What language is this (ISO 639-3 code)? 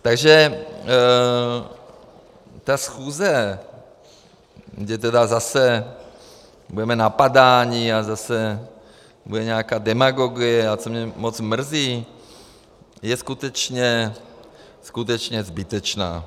ces